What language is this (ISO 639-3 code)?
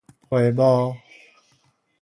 nan